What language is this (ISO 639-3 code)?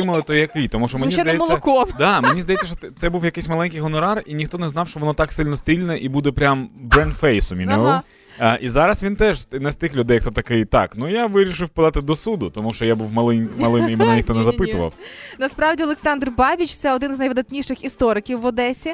ukr